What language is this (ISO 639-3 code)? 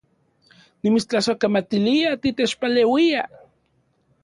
ncx